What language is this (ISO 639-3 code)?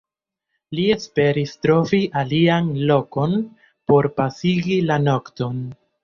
epo